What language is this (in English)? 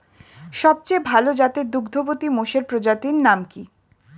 Bangla